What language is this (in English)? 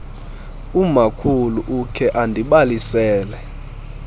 Xhosa